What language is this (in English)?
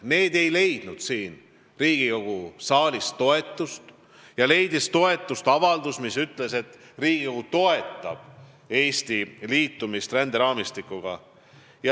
Estonian